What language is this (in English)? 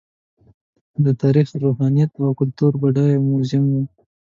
Pashto